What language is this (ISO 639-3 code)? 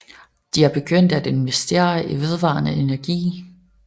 dan